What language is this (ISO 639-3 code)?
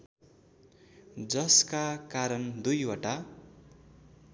nep